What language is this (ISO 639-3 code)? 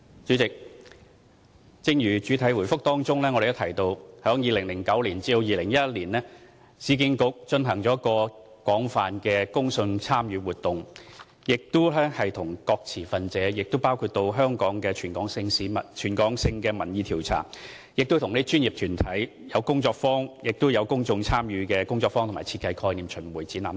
yue